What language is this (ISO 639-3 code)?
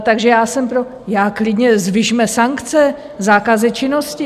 ces